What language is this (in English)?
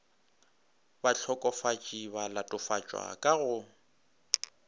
Northern Sotho